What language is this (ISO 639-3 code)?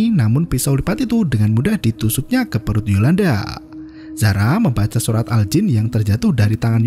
ind